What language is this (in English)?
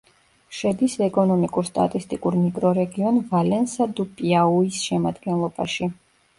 Georgian